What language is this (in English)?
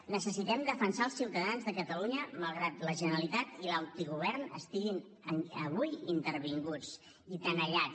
Catalan